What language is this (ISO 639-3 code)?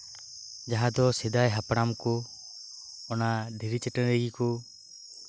sat